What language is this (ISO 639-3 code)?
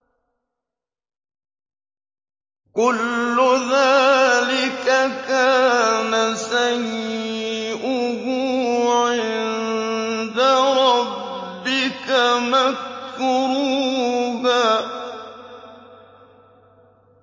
ara